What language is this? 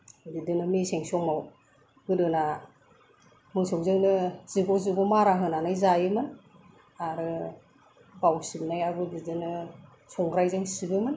Bodo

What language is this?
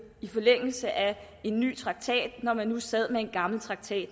Danish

